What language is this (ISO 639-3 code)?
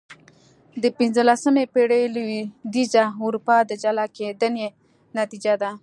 pus